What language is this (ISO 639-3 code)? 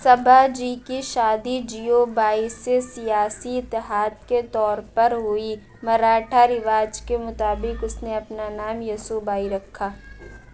urd